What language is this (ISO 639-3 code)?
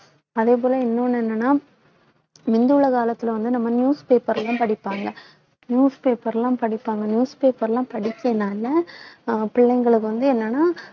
tam